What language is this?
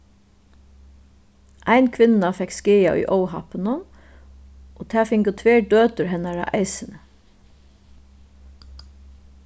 Faroese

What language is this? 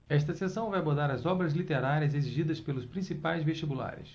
Portuguese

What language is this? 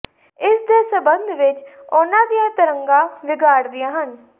Punjabi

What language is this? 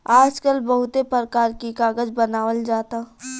Bhojpuri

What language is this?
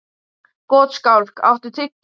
Icelandic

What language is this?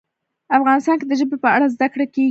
Pashto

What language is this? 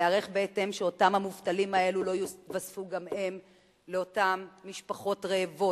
Hebrew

